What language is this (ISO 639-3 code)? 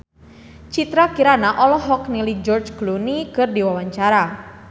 sun